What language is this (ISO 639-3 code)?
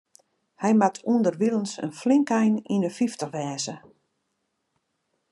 fry